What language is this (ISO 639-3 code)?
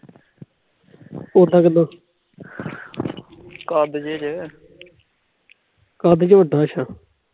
pan